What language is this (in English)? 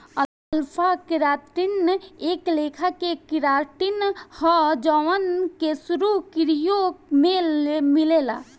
Bhojpuri